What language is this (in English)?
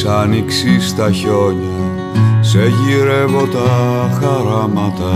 Greek